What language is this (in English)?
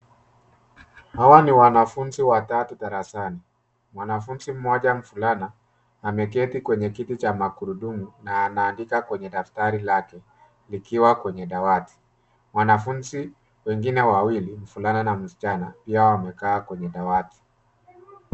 Swahili